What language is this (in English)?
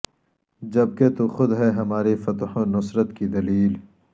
Urdu